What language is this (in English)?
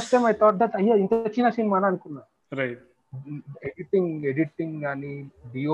Telugu